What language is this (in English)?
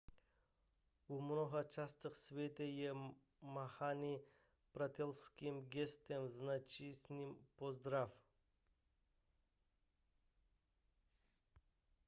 Czech